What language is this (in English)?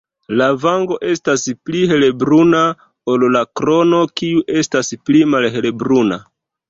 Esperanto